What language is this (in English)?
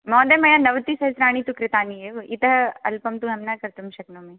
Sanskrit